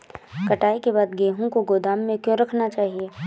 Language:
Hindi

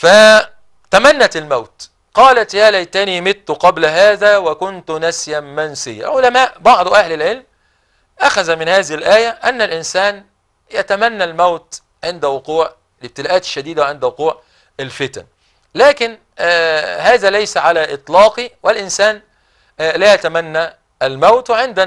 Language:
Arabic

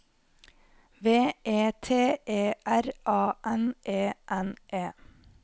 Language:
Norwegian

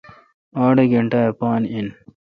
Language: Kalkoti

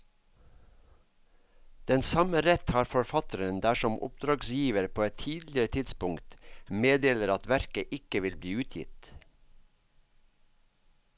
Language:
Norwegian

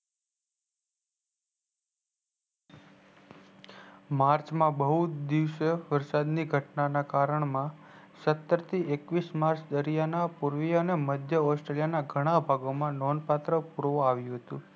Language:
Gujarati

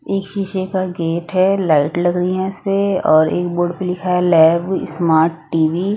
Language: Hindi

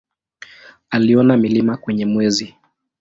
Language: Swahili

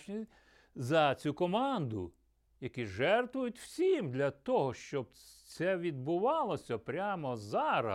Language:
Ukrainian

